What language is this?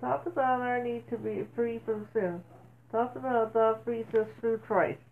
English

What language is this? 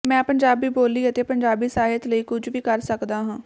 Punjabi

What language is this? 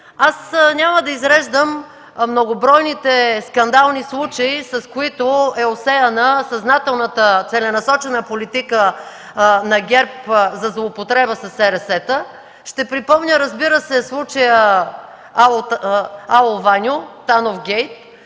Bulgarian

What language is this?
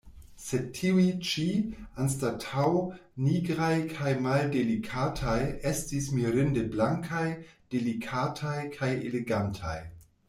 Esperanto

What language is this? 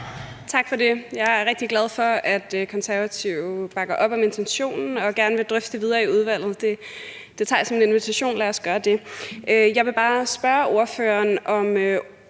Danish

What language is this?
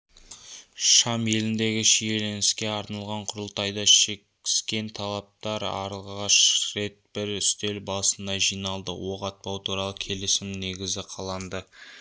Kazakh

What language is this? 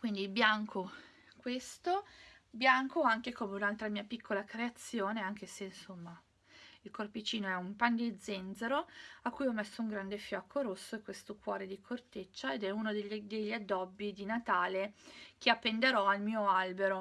Italian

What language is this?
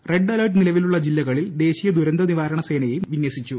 Malayalam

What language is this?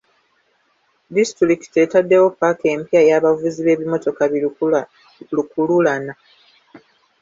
Ganda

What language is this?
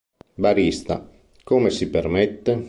Italian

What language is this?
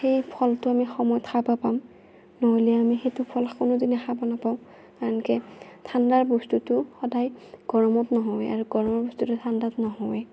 Assamese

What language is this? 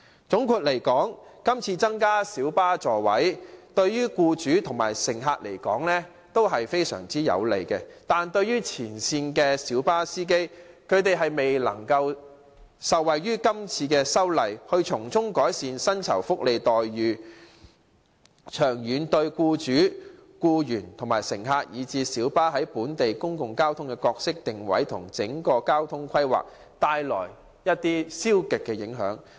Cantonese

